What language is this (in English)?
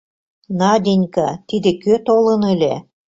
Mari